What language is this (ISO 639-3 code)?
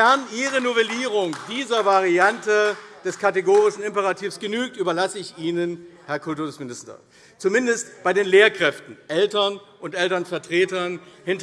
deu